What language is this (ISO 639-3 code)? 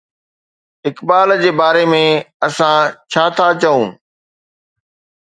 snd